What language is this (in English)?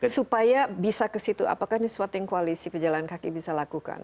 Indonesian